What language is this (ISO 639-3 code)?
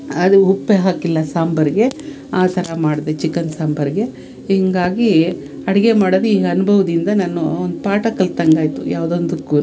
kan